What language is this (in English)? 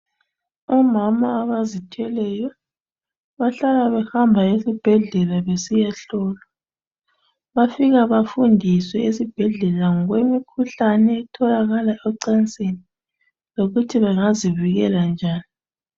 North Ndebele